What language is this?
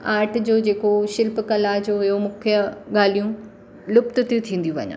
Sindhi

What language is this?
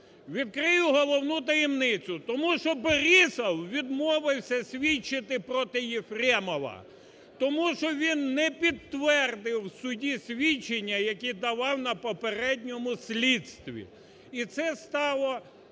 Ukrainian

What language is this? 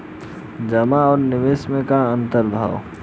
Bhojpuri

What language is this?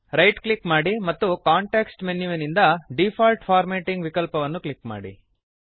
Kannada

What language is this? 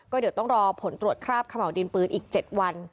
Thai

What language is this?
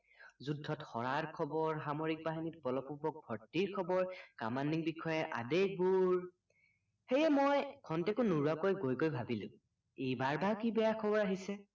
Assamese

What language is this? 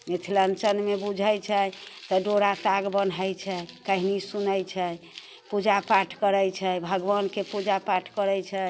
Maithili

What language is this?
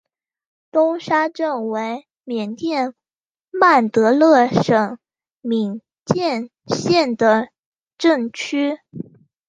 Chinese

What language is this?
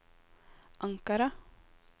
Norwegian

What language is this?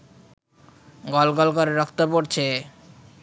Bangla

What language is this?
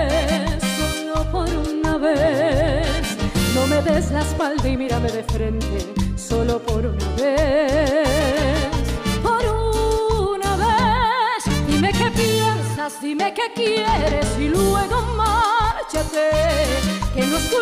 Spanish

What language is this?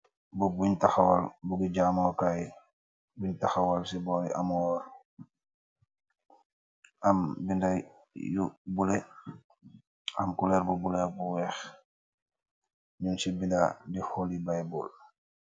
Wolof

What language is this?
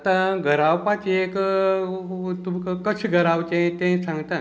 Konkani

